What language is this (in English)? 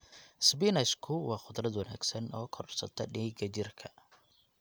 Somali